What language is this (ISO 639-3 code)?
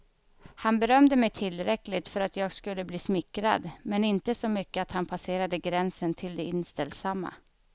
swe